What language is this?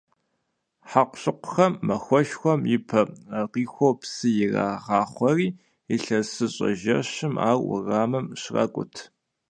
Kabardian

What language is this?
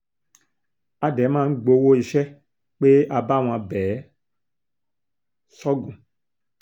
Yoruba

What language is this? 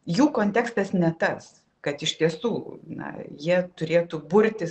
Lithuanian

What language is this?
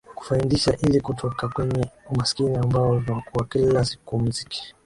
Swahili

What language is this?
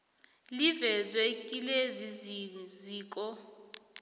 South Ndebele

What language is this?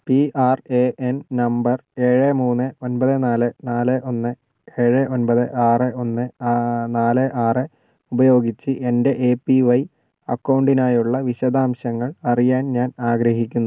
Malayalam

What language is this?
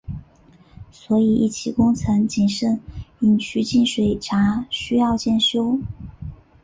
Chinese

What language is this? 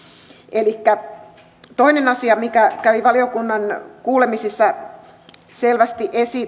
Finnish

